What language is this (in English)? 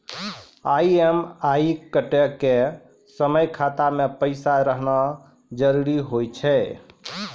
Maithili